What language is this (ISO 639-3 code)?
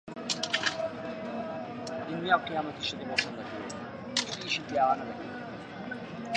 ckb